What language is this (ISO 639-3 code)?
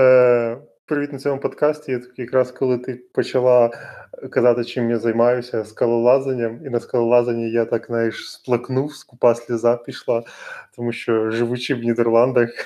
ukr